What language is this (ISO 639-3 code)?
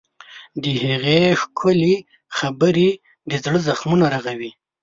pus